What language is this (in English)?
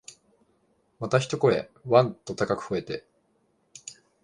Japanese